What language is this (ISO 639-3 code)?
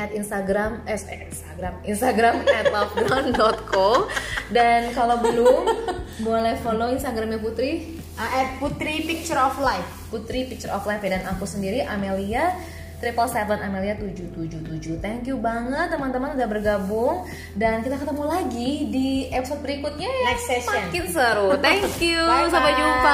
ind